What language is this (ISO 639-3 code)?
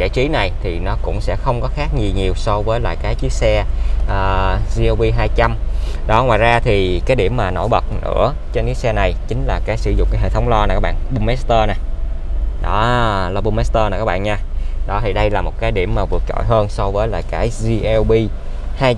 vie